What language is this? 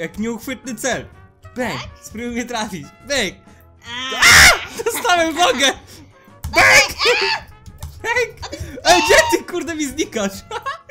Polish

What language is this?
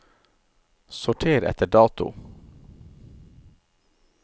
Norwegian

